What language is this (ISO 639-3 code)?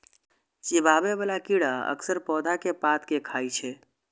mai